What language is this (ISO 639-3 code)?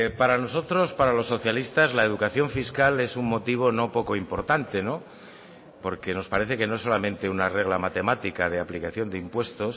spa